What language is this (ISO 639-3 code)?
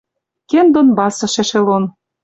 mrj